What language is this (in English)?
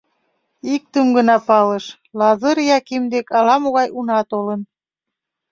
Mari